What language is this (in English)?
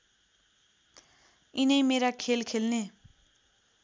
Nepali